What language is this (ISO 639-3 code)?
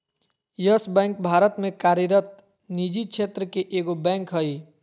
mag